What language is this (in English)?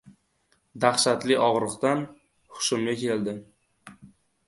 Uzbek